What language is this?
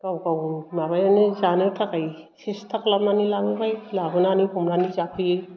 Bodo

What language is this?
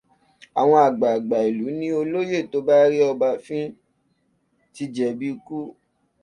Yoruba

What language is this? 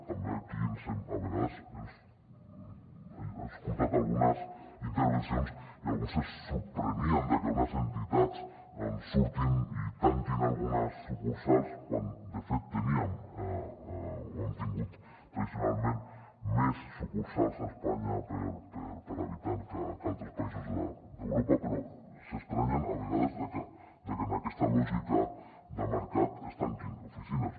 Catalan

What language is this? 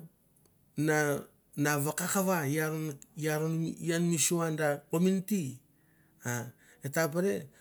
Mandara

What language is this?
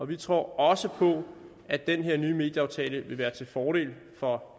Danish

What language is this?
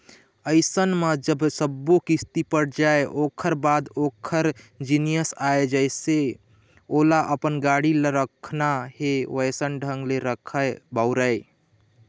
Chhattisgarhi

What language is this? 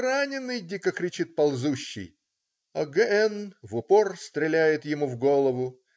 Russian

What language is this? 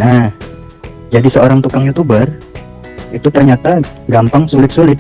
Indonesian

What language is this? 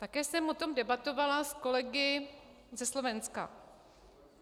Czech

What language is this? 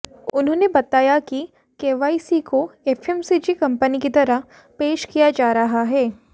Hindi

